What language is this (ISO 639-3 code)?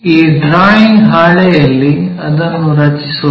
kan